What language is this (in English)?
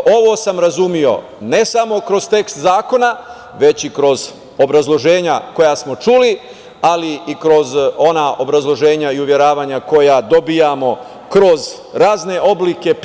Serbian